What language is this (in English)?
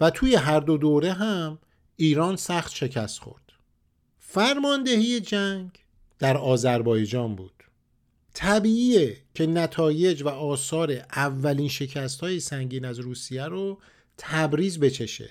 Persian